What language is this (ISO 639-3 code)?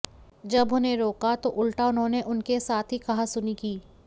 hin